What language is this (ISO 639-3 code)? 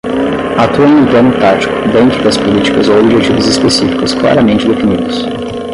por